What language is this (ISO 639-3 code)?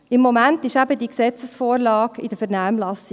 gsw